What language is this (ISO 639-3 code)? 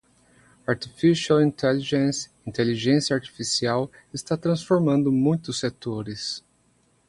por